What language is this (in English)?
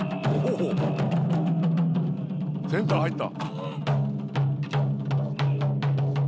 Japanese